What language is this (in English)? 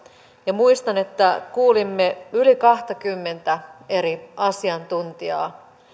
Finnish